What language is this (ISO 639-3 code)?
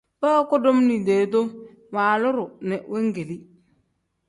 kdh